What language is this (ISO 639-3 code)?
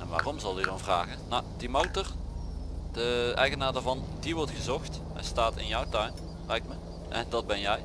nld